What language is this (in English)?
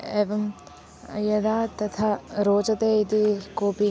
Sanskrit